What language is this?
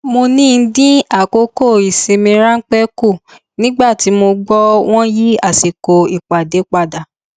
Yoruba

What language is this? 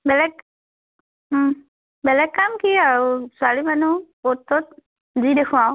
Assamese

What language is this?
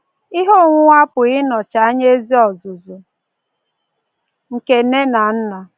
Igbo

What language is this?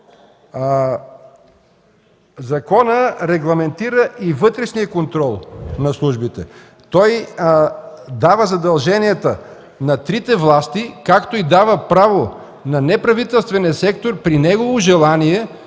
Bulgarian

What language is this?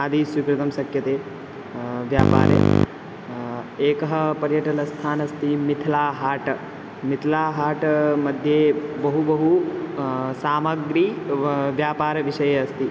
Sanskrit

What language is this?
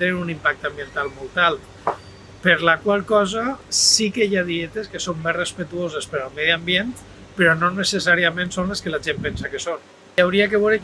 Catalan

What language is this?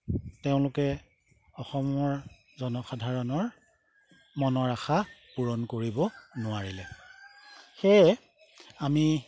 Assamese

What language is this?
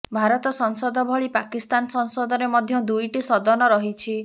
Odia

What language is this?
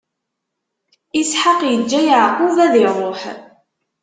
Kabyle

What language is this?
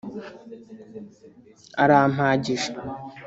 Kinyarwanda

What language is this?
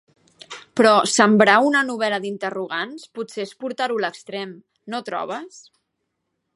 Catalan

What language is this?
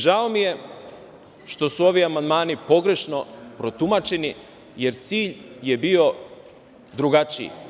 Serbian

